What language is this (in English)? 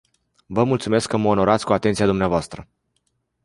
Romanian